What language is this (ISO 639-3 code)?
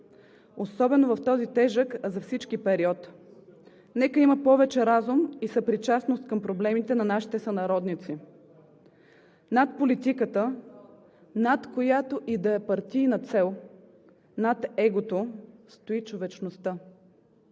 bul